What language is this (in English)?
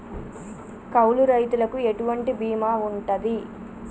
Telugu